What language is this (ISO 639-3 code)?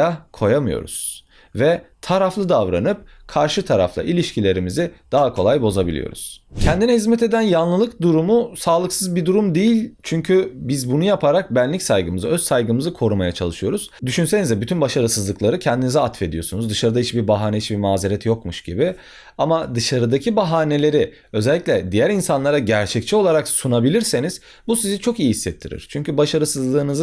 tur